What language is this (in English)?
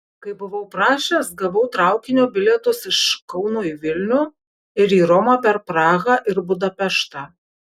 Lithuanian